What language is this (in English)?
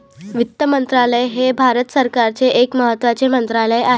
Marathi